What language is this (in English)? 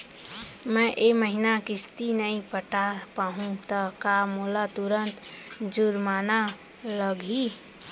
Chhattisgarhi